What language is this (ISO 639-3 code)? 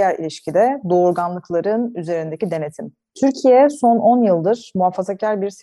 tur